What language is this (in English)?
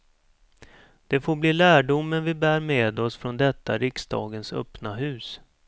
Swedish